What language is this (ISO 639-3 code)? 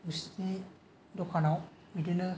brx